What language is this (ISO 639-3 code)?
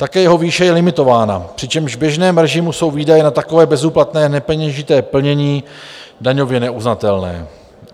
ces